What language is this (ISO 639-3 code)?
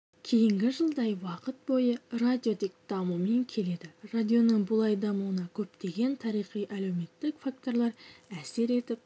kaz